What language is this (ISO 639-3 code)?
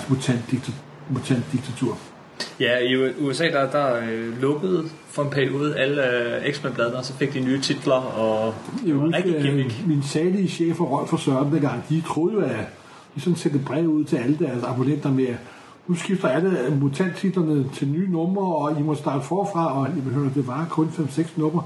dan